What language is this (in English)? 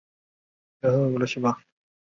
Chinese